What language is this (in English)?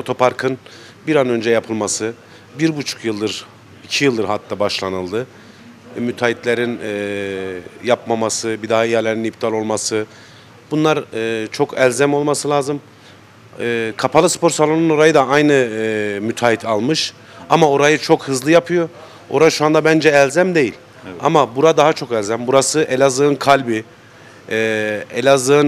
Turkish